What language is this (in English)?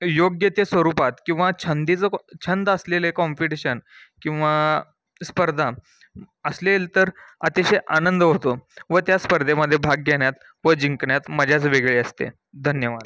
Marathi